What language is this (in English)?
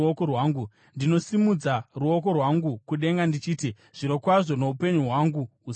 Shona